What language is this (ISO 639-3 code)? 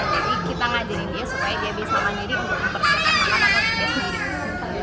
ind